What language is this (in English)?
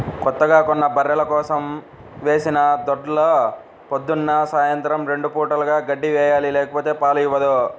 Telugu